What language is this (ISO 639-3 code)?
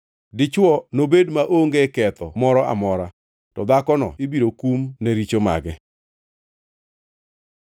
luo